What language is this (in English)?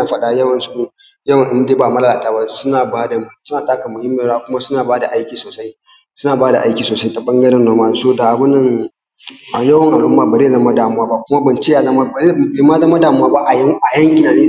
Hausa